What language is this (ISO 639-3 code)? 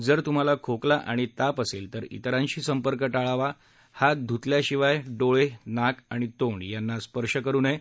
mar